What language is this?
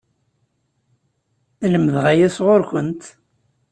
Kabyle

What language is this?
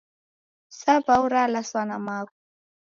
Taita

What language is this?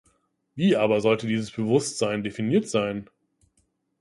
German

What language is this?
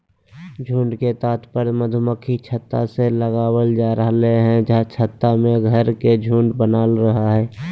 Magahi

